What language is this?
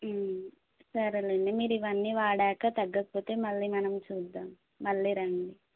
Telugu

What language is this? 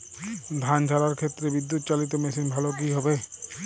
Bangla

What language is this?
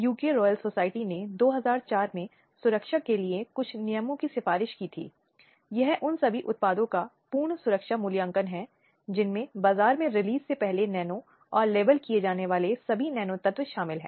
Hindi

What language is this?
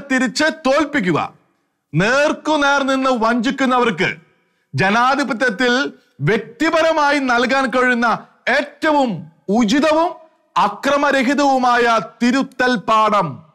Turkish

